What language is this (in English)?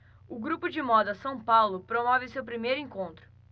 Portuguese